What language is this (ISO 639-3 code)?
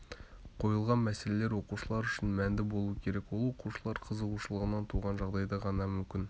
kaz